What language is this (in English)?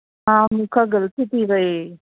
Sindhi